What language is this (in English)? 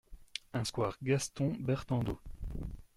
French